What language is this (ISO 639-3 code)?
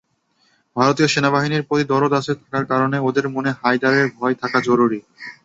ben